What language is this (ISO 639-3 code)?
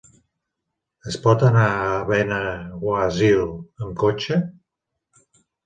cat